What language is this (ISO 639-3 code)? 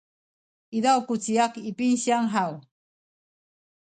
szy